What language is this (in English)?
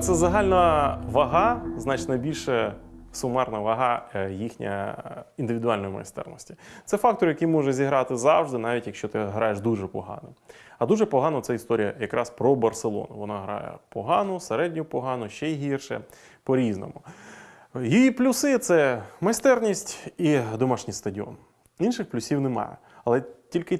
Ukrainian